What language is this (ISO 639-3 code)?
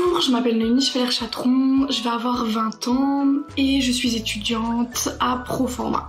fra